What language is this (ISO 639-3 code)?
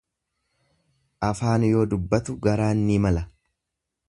orm